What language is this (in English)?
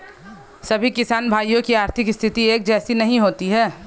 Hindi